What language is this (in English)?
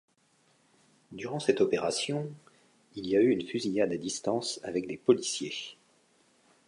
French